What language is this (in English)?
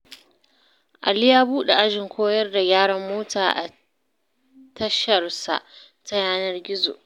Hausa